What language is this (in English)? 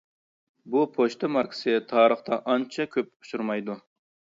Uyghur